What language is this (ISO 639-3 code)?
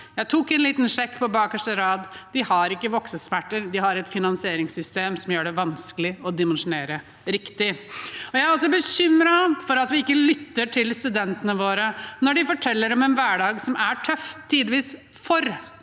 nor